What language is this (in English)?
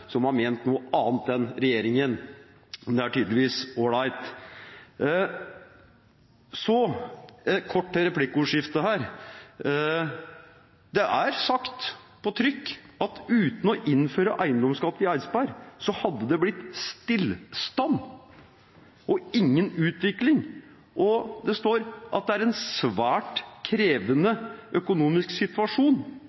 Norwegian Bokmål